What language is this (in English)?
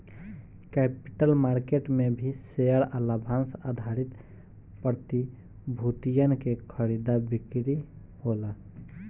Bhojpuri